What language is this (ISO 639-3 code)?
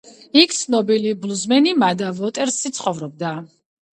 kat